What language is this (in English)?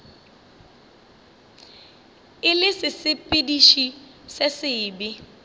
Northern Sotho